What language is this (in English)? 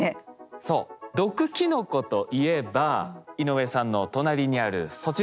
Japanese